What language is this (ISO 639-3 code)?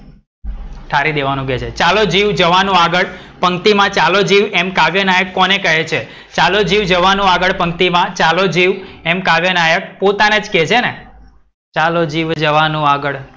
guj